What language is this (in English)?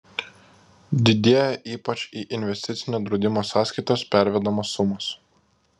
Lithuanian